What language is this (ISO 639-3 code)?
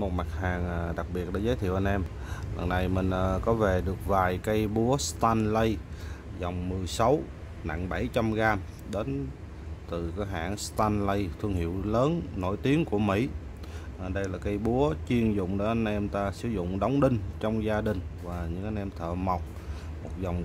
vie